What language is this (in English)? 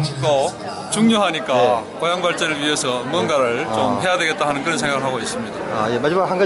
Korean